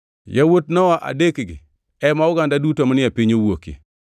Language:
Luo (Kenya and Tanzania)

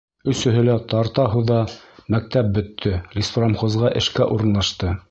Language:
Bashkir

